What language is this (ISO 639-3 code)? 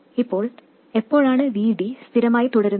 mal